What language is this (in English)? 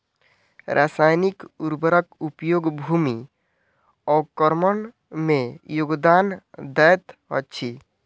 Maithili